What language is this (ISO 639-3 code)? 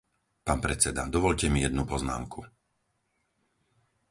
slk